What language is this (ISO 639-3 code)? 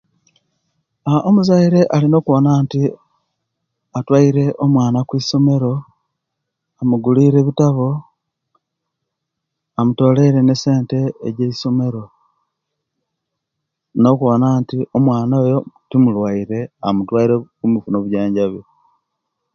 lke